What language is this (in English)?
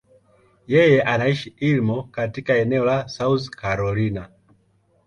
Swahili